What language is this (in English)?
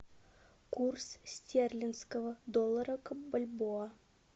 Russian